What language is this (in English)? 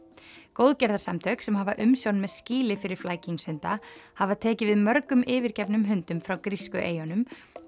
Icelandic